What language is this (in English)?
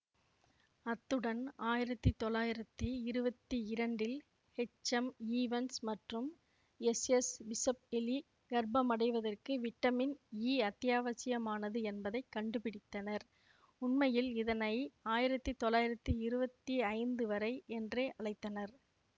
Tamil